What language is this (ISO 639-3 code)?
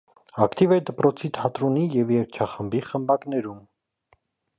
hye